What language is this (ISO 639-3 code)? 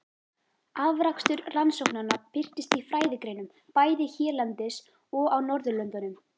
isl